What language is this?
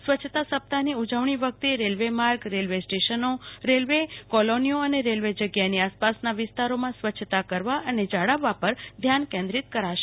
Gujarati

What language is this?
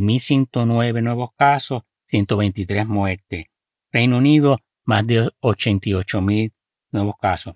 Spanish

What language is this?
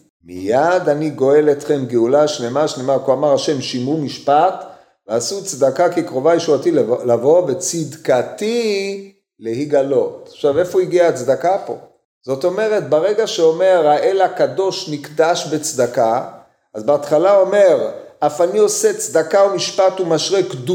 Hebrew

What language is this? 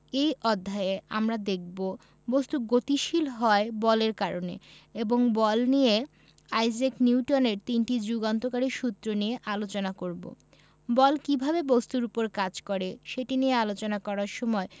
Bangla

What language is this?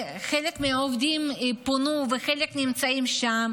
Hebrew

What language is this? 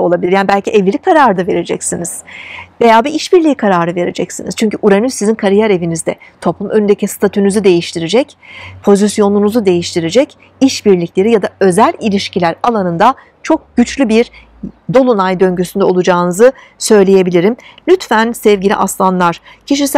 Turkish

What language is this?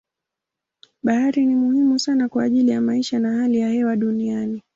Swahili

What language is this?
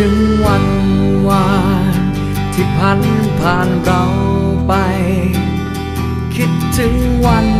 Thai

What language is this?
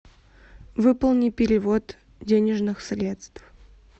Russian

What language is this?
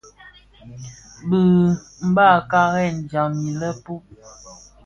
Bafia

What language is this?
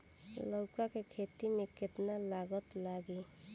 Bhojpuri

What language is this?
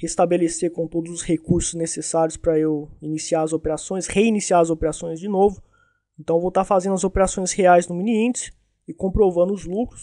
Portuguese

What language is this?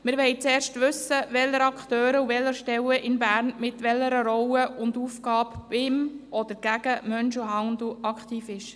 Swiss German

